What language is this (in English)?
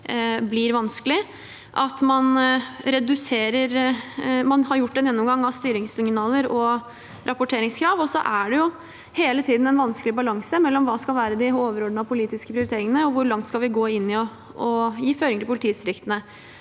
Norwegian